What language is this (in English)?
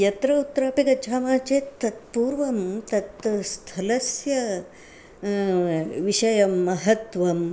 Sanskrit